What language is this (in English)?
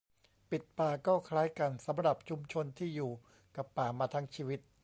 Thai